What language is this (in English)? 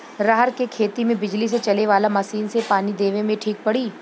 Bhojpuri